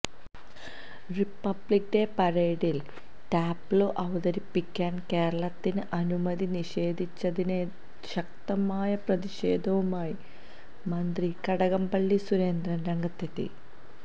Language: Malayalam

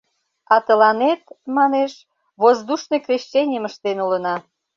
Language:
Mari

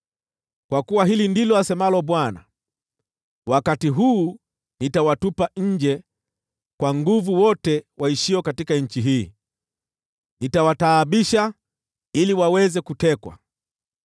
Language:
Swahili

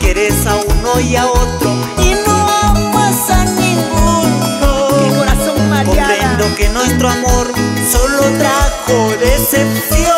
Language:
Spanish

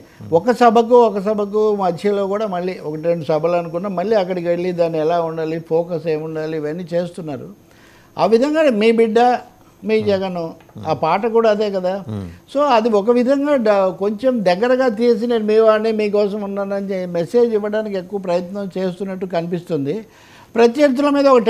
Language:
Telugu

